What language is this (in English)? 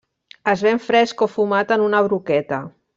Catalan